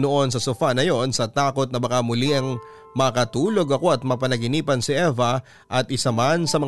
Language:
Filipino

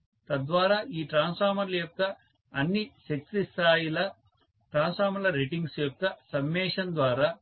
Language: Telugu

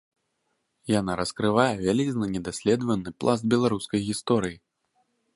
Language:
Belarusian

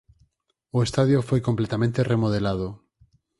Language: Galician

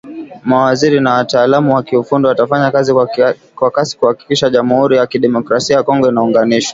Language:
Swahili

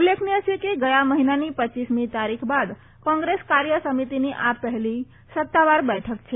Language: Gujarati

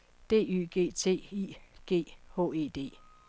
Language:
Danish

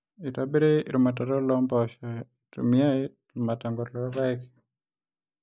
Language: Masai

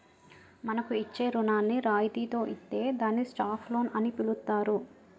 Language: Telugu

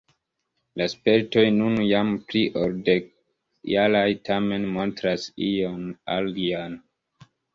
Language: Esperanto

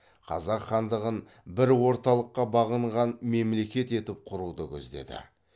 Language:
Kazakh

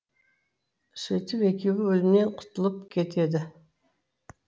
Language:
Kazakh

